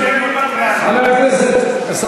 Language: Hebrew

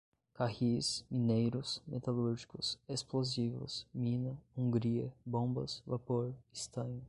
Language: Portuguese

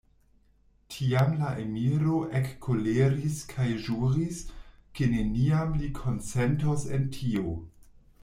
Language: Esperanto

